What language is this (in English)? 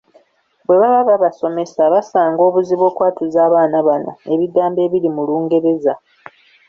Ganda